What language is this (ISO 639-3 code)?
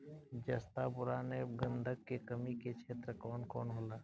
bho